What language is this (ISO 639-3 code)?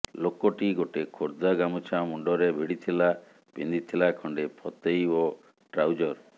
ori